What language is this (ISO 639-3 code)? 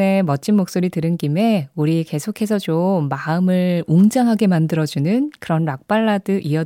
kor